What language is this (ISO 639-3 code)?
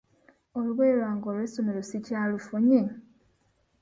lug